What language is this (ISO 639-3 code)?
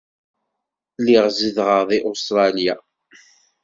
kab